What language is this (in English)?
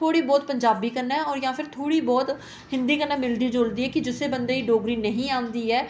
Dogri